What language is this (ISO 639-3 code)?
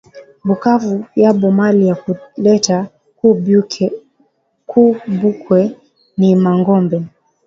swa